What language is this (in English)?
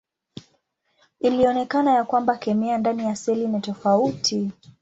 Swahili